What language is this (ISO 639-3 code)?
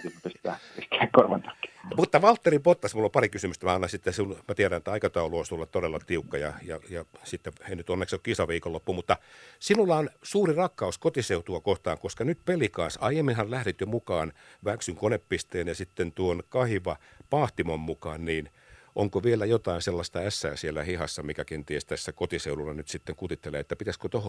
fin